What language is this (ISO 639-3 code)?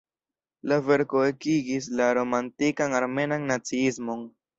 epo